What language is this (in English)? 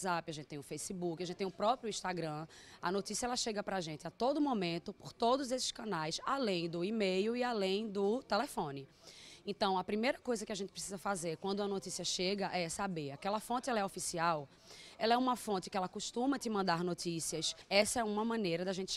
Portuguese